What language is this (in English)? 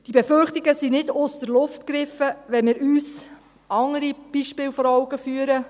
Swiss German